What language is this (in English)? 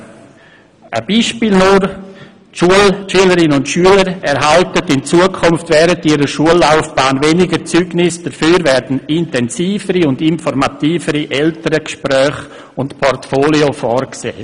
Swiss German